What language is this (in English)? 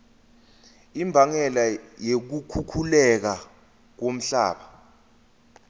Swati